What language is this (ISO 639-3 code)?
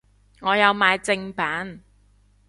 yue